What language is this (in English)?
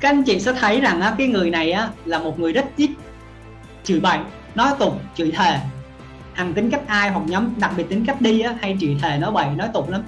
Vietnamese